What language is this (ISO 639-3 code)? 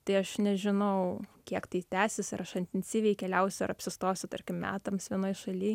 lit